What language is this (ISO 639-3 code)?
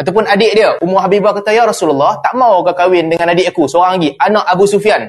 msa